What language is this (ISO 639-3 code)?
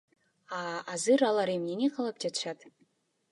kir